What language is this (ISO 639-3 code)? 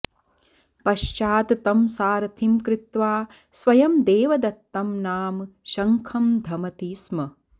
san